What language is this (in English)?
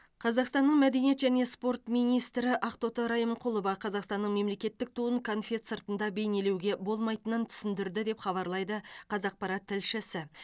Kazakh